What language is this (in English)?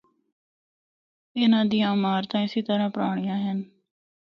Northern Hindko